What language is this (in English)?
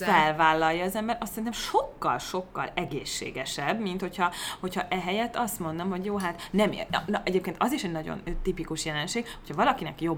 Hungarian